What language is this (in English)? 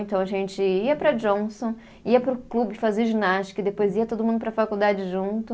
Portuguese